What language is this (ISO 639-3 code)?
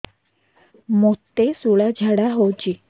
ori